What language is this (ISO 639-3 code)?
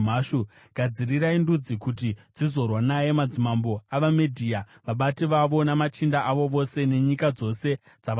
sna